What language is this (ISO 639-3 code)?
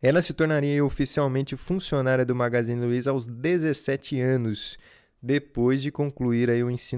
por